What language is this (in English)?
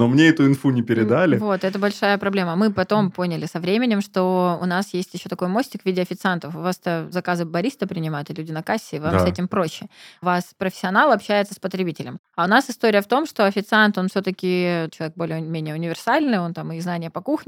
Russian